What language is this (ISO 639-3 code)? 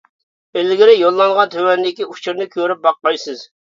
uig